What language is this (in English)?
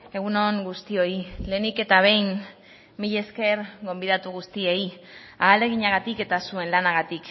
Basque